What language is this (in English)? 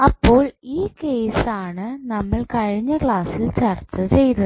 Malayalam